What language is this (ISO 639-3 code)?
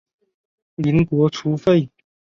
zho